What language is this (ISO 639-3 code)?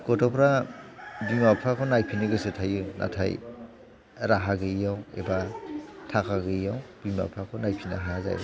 brx